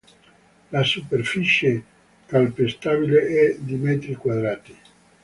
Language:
Italian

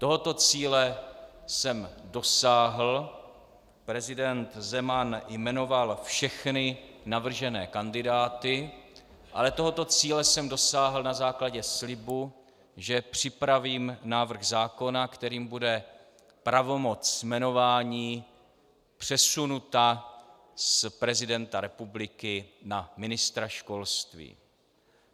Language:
Czech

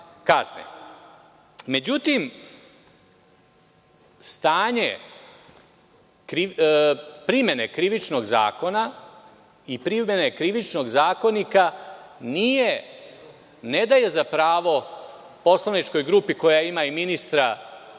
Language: Serbian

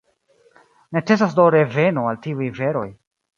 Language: Esperanto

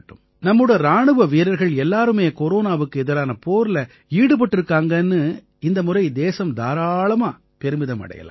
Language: Tamil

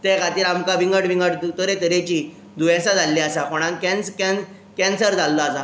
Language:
Konkani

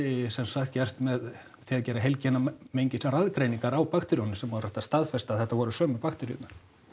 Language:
Icelandic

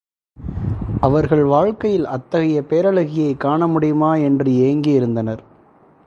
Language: Tamil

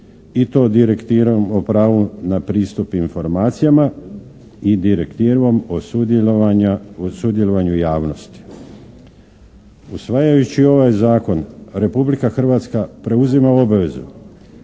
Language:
Croatian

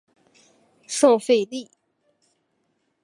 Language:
Chinese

